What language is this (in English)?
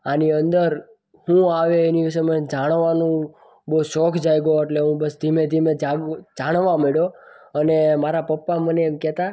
Gujarati